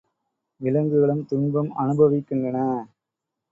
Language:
Tamil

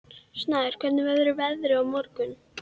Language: Icelandic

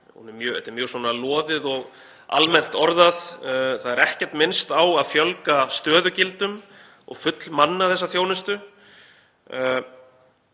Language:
Icelandic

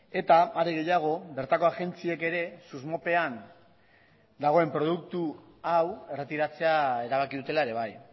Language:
Basque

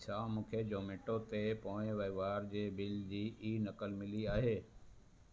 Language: Sindhi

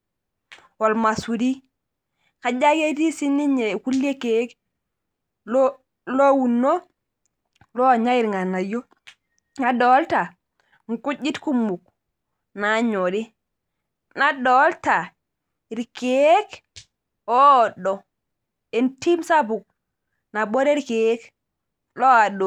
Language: Masai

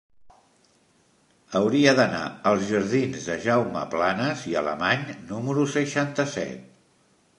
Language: Catalan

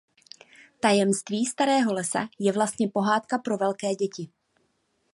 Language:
Czech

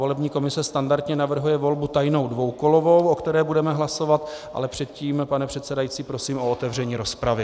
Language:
Czech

